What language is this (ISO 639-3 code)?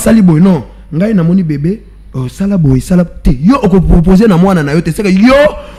fra